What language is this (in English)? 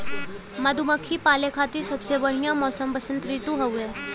Bhojpuri